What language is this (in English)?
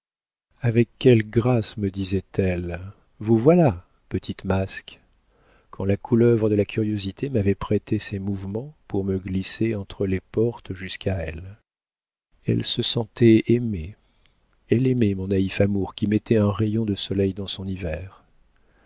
French